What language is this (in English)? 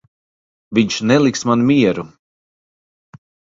Latvian